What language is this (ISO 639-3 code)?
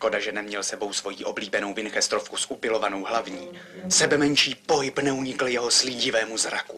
ces